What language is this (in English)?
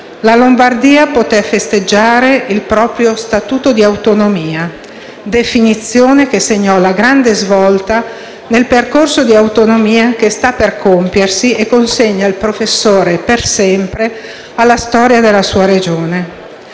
Italian